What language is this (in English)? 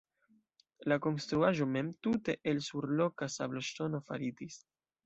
Esperanto